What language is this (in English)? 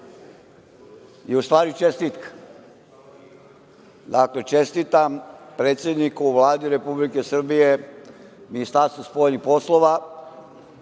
Serbian